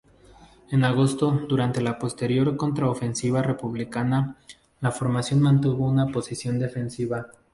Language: Spanish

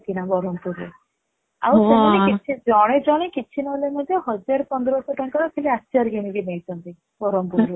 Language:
Odia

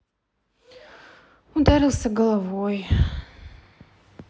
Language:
Russian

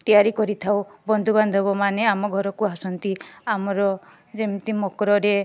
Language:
Odia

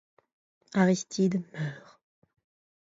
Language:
French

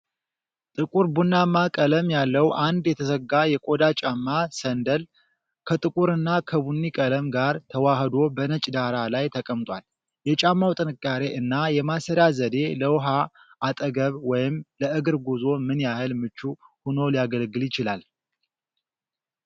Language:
Amharic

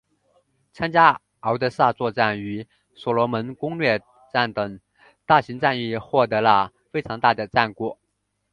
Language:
Chinese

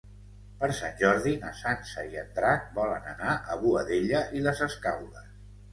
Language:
Catalan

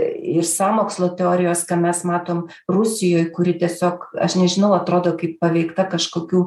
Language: Lithuanian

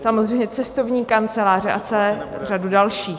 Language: Czech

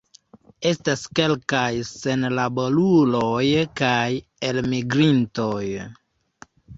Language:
Esperanto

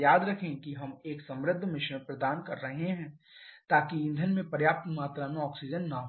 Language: Hindi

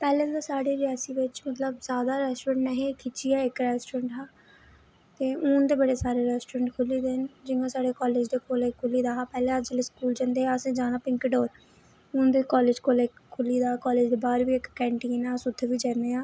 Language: Dogri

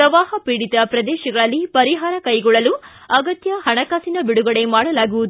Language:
Kannada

